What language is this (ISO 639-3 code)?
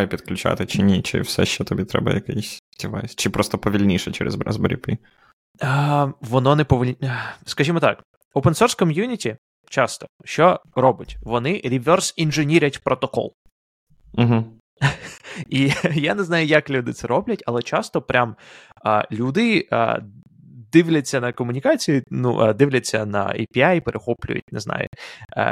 ukr